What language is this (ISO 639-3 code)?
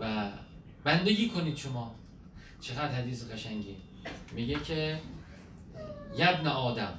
fas